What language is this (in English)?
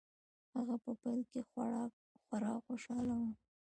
Pashto